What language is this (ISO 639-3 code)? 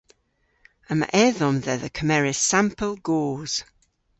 cor